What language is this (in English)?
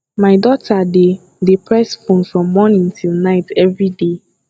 Nigerian Pidgin